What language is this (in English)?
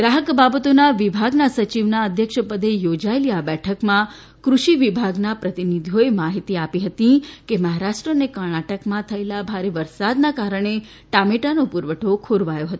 Gujarati